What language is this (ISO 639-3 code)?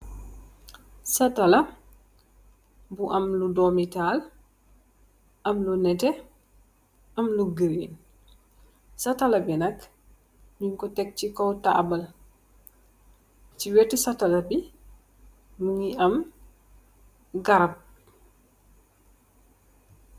wol